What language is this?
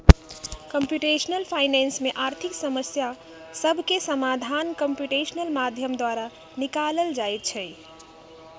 Magahi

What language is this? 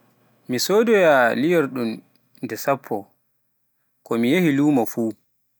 Pular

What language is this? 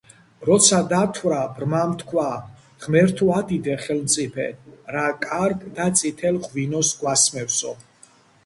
Georgian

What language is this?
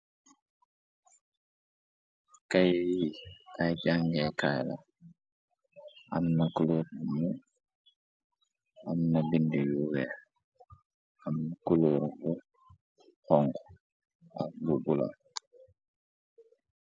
Wolof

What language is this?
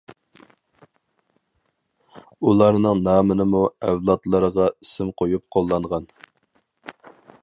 Uyghur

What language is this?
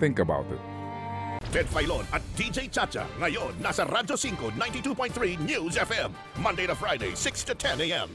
Filipino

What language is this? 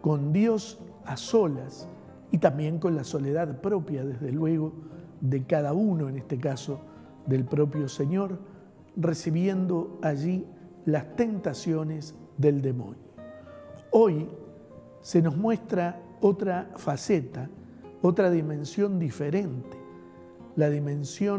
Spanish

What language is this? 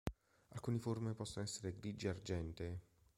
Italian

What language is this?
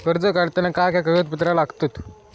Marathi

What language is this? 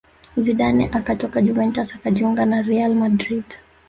Swahili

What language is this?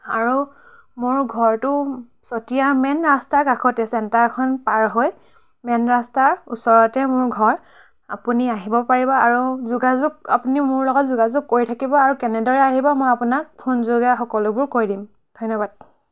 Assamese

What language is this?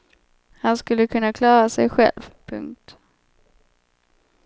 Swedish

